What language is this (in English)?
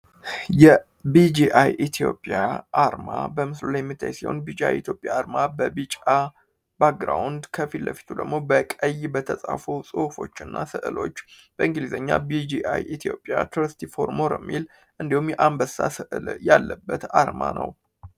Amharic